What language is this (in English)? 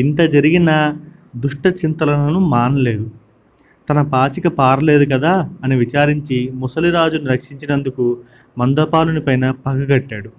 Telugu